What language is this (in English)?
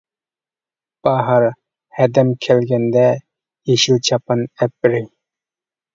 Uyghur